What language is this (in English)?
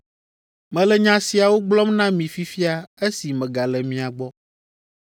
Ewe